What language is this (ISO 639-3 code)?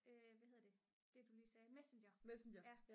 dan